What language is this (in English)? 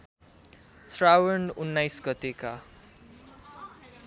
Nepali